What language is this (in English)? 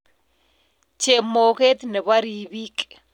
Kalenjin